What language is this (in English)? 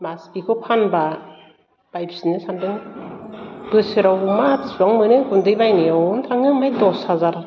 Bodo